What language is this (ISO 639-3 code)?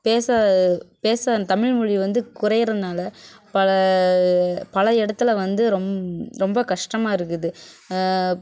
tam